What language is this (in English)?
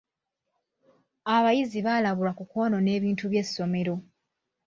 Ganda